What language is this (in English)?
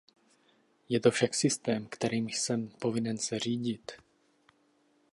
Czech